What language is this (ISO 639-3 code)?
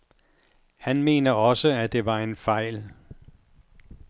dan